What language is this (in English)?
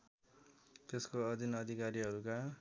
Nepali